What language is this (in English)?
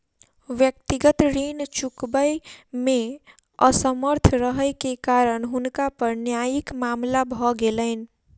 Maithili